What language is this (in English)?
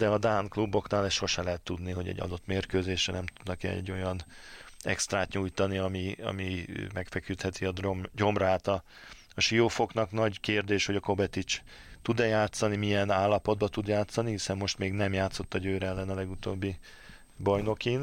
Hungarian